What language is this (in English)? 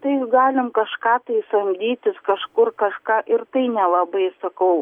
Lithuanian